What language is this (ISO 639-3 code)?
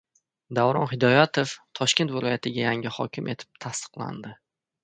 uzb